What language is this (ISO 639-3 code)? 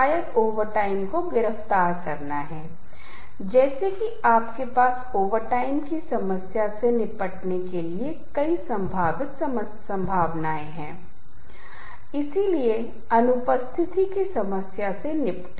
hin